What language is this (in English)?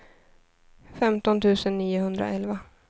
Swedish